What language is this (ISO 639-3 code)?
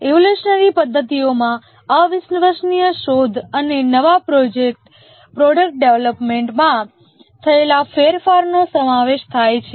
guj